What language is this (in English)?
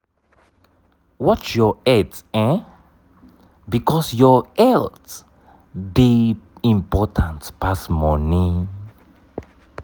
Nigerian Pidgin